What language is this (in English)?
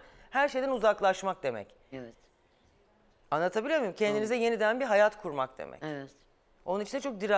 Turkish